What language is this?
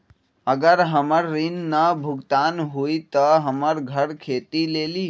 Magahi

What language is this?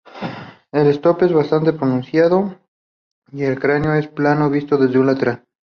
Spanish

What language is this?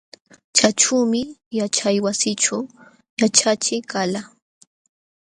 Jauja Wanca Quechua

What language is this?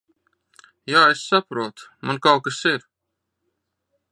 Latvian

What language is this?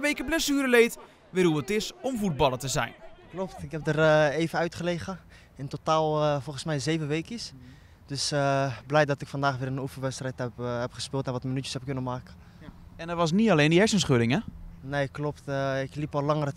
Dutch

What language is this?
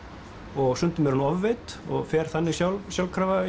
Icelandic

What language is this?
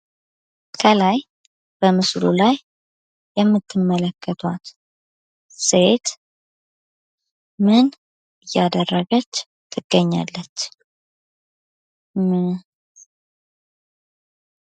Amharic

